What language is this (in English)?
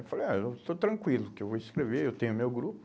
Portuguese